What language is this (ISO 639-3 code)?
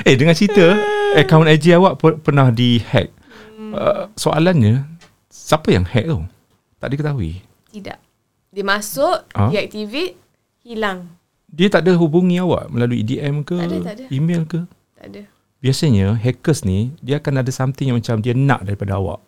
msa